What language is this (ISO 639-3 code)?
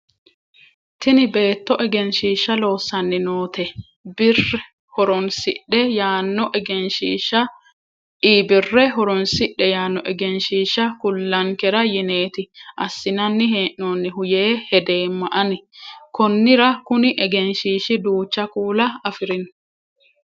sid